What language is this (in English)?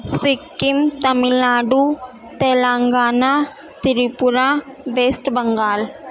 Urdu